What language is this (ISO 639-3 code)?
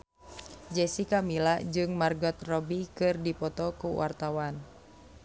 sun